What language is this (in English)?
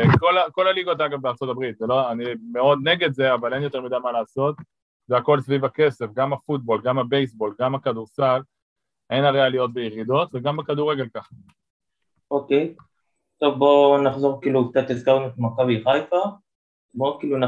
Hebrew